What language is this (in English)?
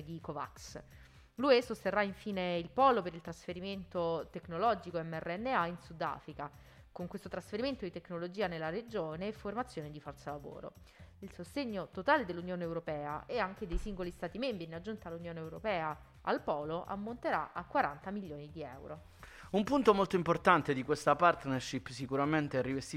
Italian